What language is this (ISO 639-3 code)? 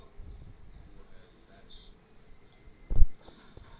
bho